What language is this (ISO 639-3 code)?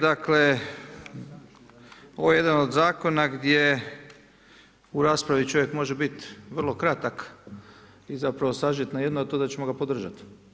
hrv